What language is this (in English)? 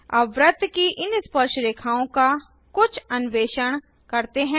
Hindi